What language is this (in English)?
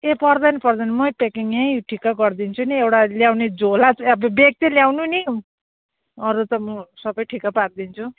Nepali